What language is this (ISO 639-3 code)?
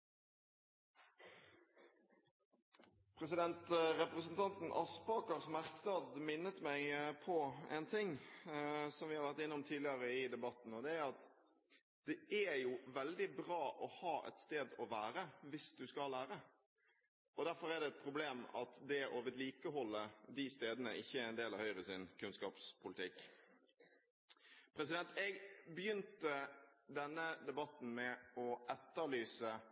nob